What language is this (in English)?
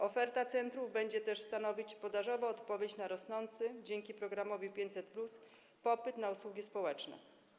Polish